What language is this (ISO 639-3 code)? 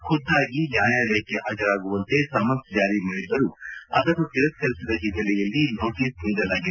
kan